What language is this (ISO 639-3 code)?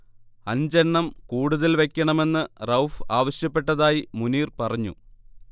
mal